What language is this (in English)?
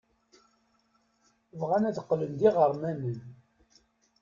Kabyle